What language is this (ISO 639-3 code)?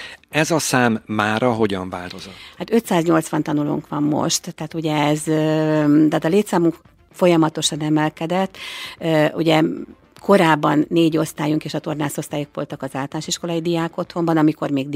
hun